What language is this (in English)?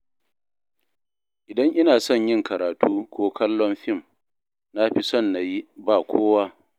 Hausa